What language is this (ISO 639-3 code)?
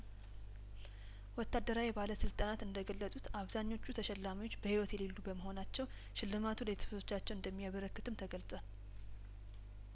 amh